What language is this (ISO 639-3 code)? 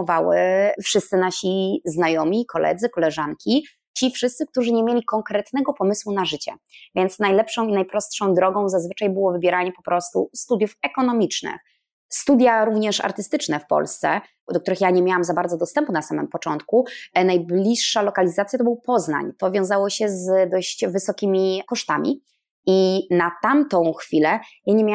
pol